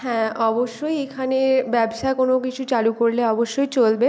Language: Bangla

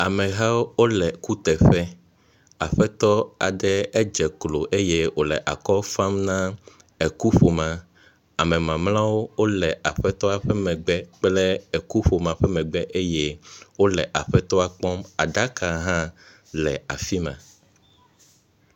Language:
Ewe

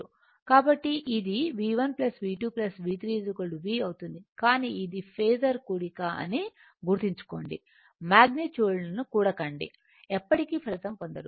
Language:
Telugu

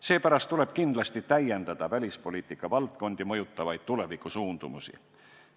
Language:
Estonian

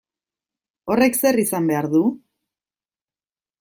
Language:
Basque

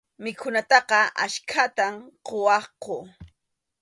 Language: Arequipa-La Unión Quechua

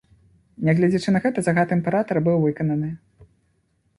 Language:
Belarusian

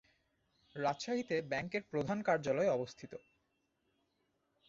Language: Bangla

